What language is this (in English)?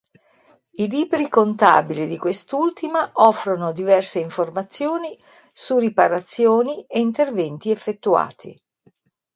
Italian